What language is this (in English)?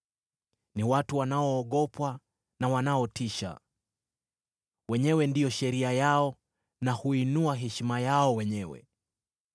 Swahili